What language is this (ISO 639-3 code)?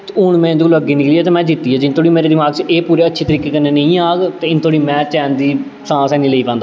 doi